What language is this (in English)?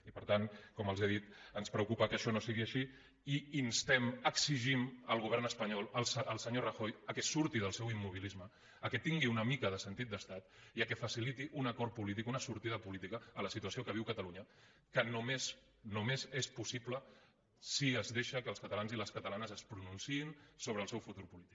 Catalan